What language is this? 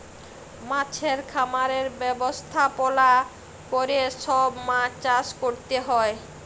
Bangla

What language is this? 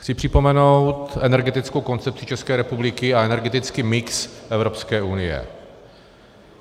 Czech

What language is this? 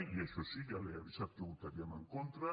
Catalan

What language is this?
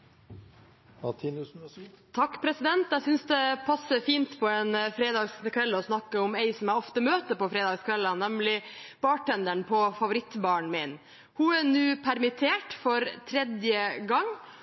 Norwegian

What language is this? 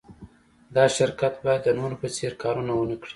Pashto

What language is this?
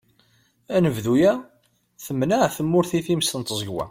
Kabyle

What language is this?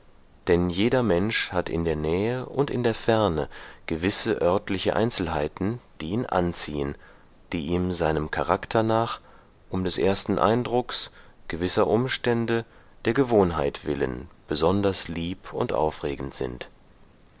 German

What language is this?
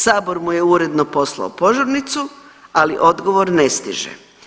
Croatian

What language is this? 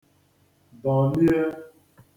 Igbo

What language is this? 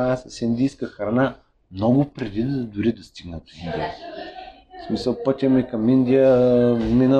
Bulgarian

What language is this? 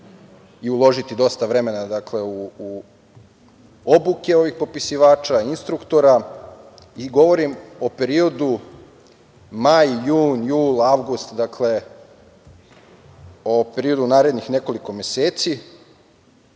Serbian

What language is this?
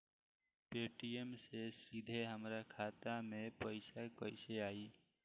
Bhojpuri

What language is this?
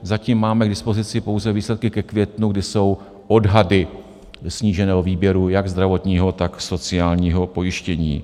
Czech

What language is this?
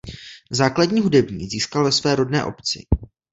Czech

